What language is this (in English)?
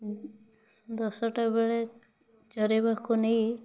Odia